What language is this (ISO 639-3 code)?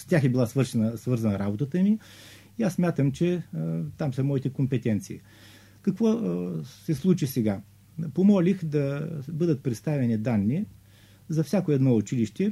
bul